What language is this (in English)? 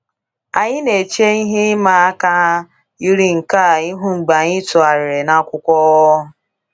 Igbo